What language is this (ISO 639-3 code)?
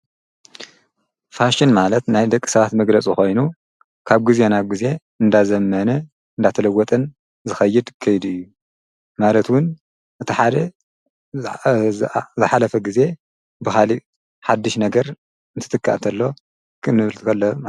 tir